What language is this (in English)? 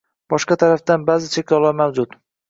Uzbek